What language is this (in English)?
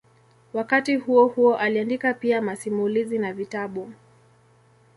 Swahili